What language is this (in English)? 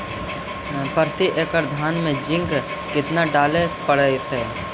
Magahi